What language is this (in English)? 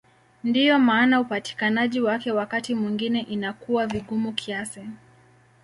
Swahili